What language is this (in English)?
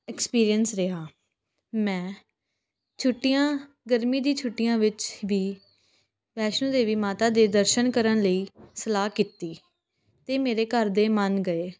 Punjabi